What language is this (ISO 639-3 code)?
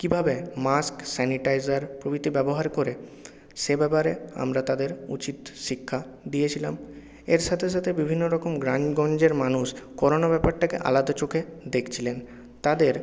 ben